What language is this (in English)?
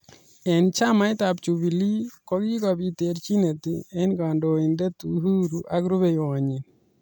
Kalenjin